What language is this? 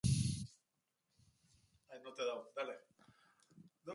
Basque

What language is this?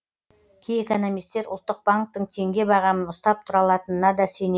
Kazakh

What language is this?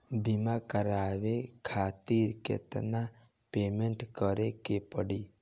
Bhojpuri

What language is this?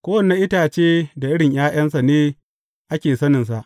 Hausa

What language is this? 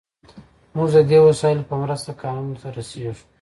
Pashto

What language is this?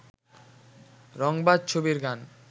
Bangla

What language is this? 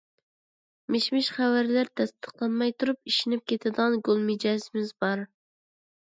Uyghur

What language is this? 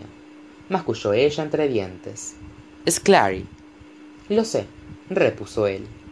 Spanish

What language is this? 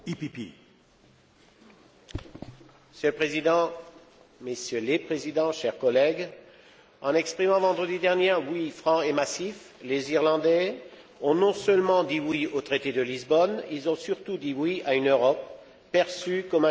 French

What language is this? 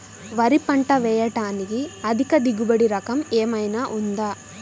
Telugu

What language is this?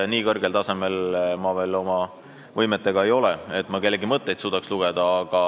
Estonian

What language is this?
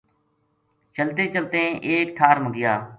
Gujari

